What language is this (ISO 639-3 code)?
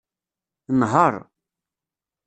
kab